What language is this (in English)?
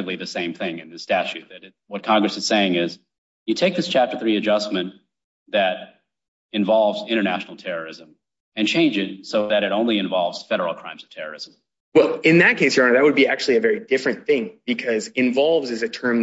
English